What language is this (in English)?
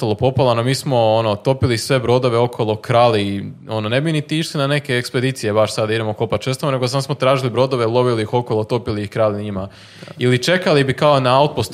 Croatian